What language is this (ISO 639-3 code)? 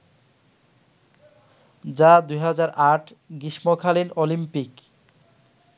ben